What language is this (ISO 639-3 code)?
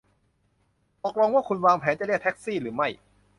tha